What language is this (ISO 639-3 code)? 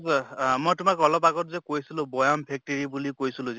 asm